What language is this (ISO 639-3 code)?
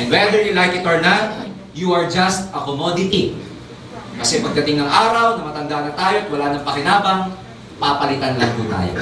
fil